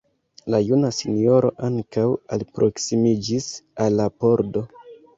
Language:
Esperanto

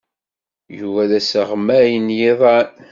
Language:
Kabyle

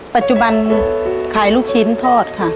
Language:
Thai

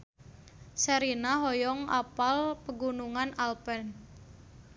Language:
Sundanese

